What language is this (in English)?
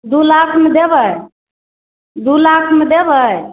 Maithili